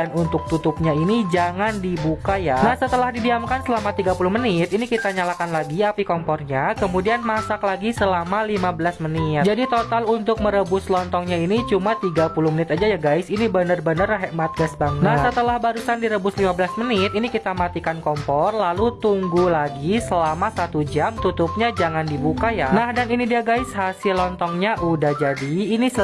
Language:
Indonesian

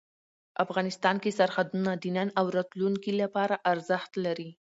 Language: Pashto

